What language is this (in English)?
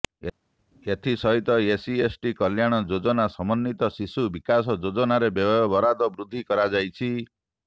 Odia